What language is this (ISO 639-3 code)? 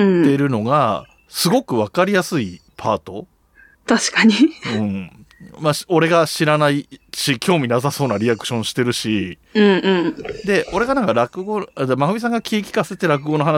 jpn